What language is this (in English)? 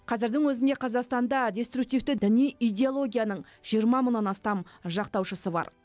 Kazakh